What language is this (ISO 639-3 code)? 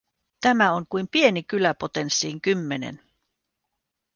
fin